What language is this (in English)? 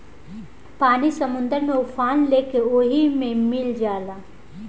Bhojpuri